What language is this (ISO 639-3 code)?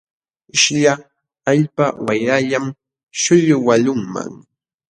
qxw